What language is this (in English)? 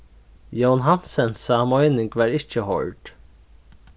Faroese